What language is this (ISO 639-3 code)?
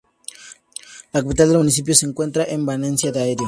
spa